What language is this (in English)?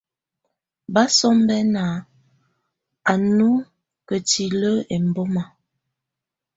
Tunen